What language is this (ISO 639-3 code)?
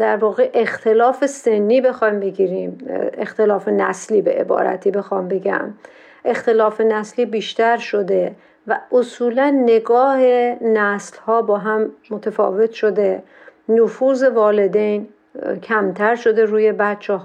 fas